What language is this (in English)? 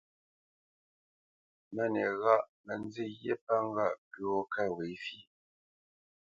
Bamenyam